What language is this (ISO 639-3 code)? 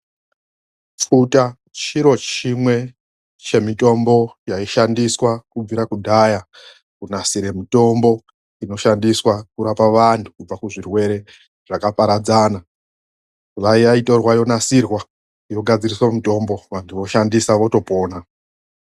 ndc